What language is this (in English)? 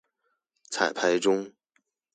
Chinese